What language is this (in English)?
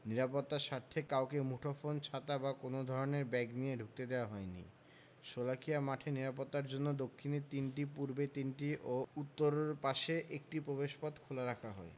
Bangla